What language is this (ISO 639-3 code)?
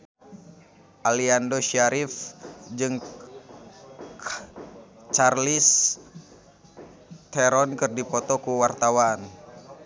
sun